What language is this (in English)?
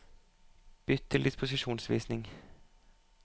Norwegian